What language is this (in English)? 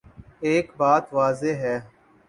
Urdu